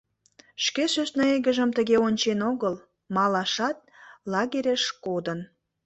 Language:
Mari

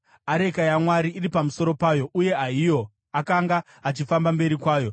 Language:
Shona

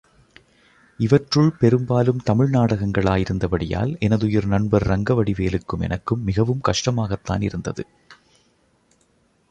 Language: Tamil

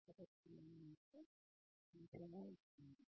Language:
Telugu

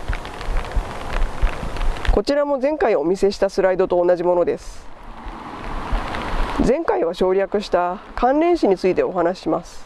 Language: Japanese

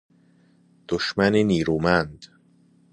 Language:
Persian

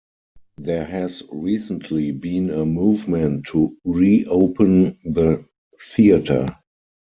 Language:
English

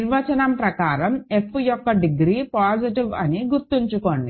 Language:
Telugu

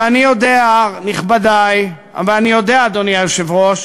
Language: Hebrew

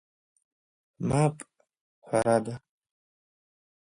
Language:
Abkhazian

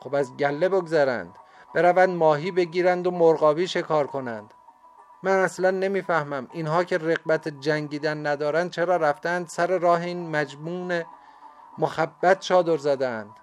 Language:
Persian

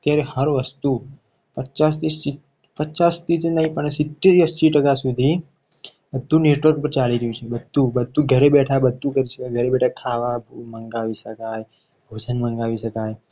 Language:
Gujarati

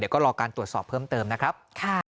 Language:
Thai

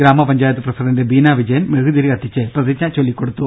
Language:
Malayalam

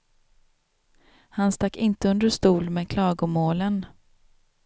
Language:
Swedish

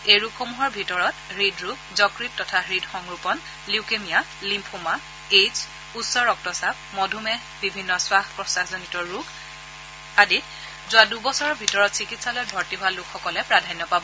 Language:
Assamese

